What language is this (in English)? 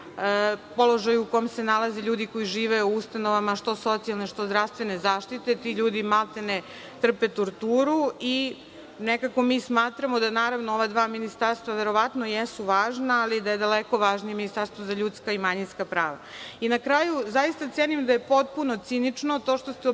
Serbian